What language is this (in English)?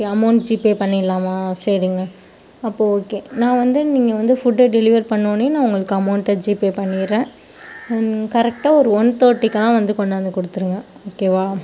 Tamil